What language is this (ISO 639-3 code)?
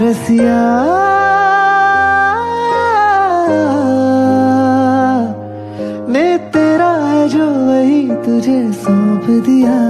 hin